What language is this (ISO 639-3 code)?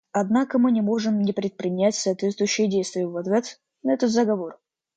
rus